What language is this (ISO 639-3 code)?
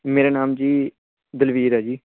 pan